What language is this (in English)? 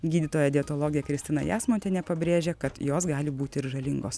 Lithuanian